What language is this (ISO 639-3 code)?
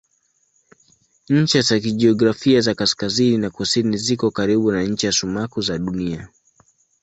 swa